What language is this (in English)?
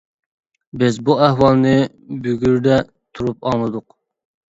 Uyghur